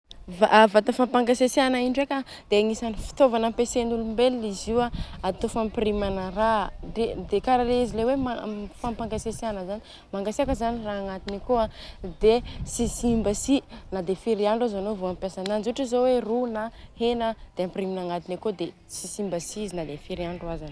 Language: Southern Betsimisaraka Malagasy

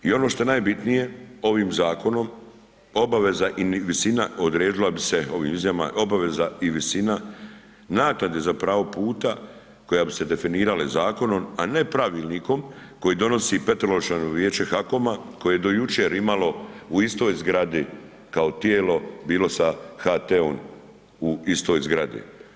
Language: Croatian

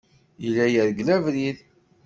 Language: Kabyle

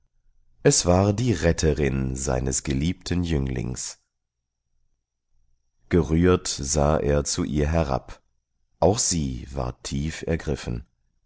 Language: German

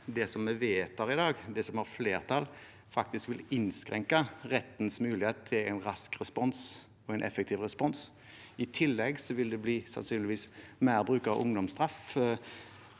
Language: Norwegian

